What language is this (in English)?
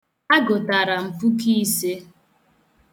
Igbo